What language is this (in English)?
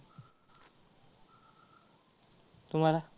Marathi